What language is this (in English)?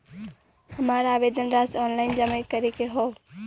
Bhojpuri